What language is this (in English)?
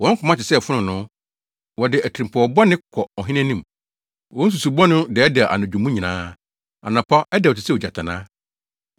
Akan